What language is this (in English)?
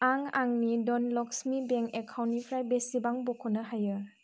Bodo